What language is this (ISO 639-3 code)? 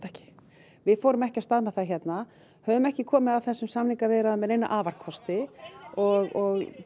isl